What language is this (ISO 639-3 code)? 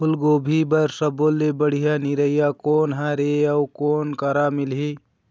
hne